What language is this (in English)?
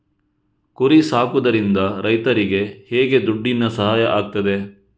Kannada